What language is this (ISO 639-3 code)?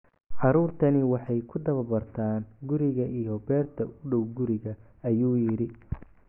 som